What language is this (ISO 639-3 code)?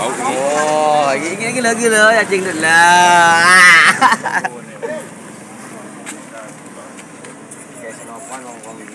ind